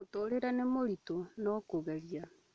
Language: Kikuyu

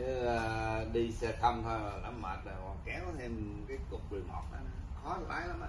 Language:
Vietnamese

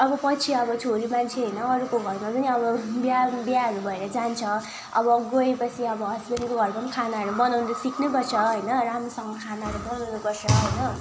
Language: Nepali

